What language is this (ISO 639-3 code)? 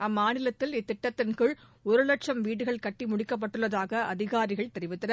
tam